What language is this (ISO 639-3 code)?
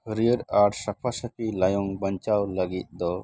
sat